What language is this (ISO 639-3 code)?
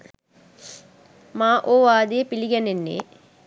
sin